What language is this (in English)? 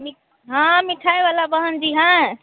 Hindi